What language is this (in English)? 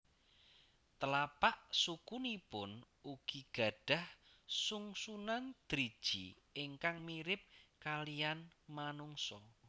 Javanese